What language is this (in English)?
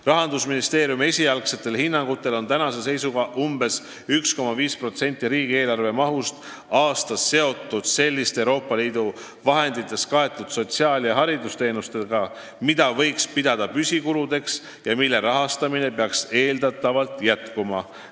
Estonian